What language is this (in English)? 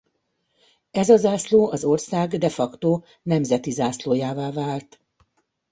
Hungarian